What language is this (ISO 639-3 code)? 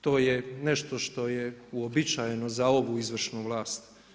hrv